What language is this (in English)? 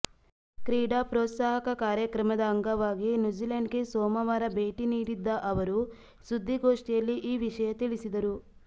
Kannada